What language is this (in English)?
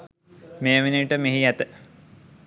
Sinhala